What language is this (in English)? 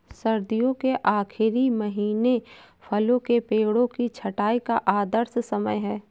Hindi